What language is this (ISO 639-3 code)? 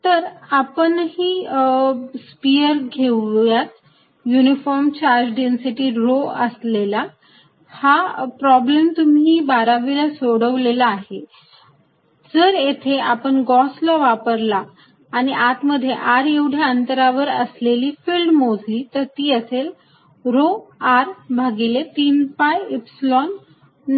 mar